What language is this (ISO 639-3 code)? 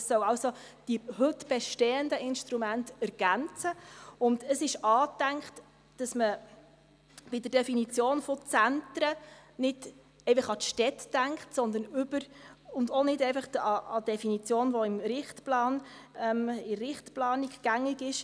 gsw